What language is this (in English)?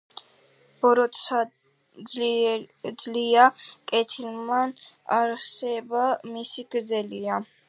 Georgian